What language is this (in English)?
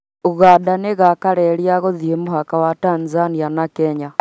Kikuyu